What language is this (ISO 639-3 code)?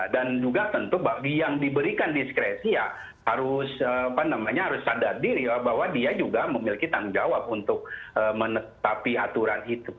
ind